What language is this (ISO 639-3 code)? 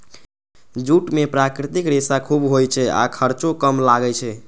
mai